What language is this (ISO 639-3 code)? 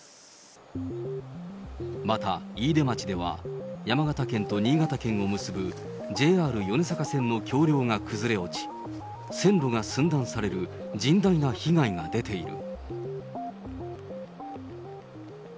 jpn